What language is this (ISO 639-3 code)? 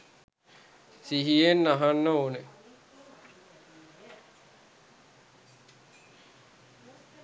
sin